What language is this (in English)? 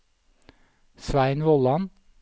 Norwegian